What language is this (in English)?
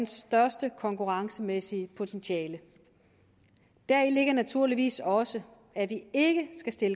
Danish